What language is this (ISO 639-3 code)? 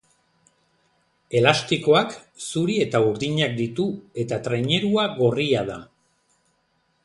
eus